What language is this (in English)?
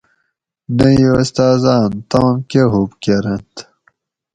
Gawri